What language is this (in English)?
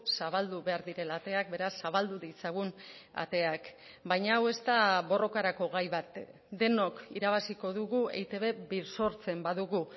Basque